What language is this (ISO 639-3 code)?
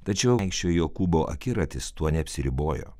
lit